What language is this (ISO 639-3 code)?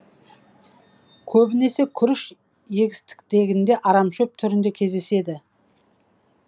kaz